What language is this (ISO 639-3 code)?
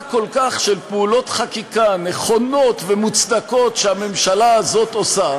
heb